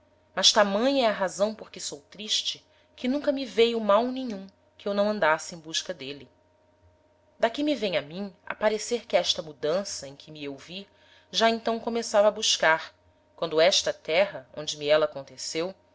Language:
Portuguese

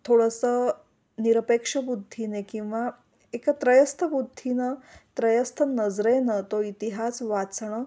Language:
Marathi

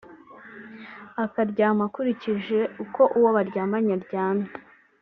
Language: Kinyarwanda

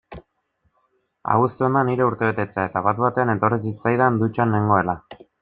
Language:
Basque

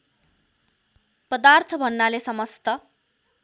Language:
Nepali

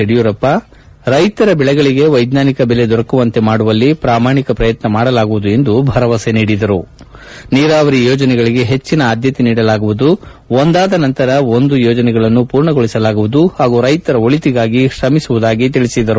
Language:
Kannada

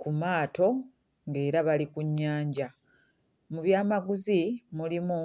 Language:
Ganda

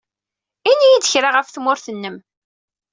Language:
Kabyle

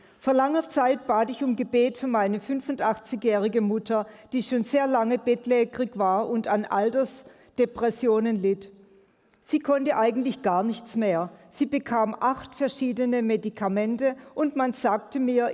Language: German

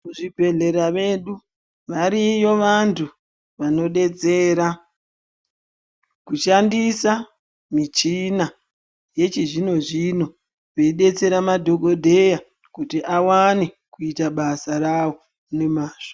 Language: Ndau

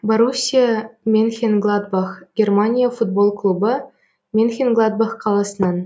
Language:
Kazakh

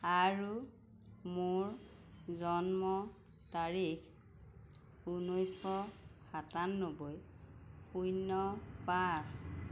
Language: Assamese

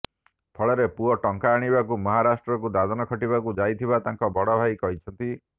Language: Odia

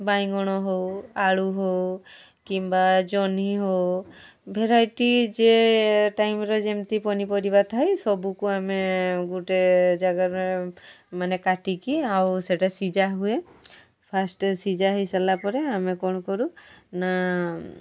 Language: Odia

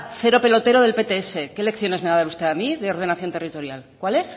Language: Spanish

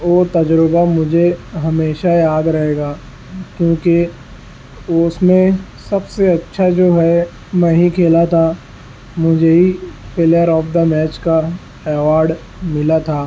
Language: Urdu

